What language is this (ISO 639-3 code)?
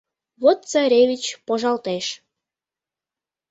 chm